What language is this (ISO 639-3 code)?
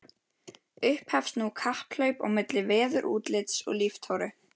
isl